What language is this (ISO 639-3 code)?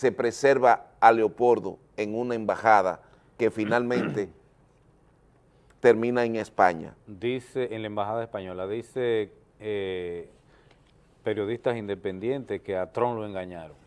spa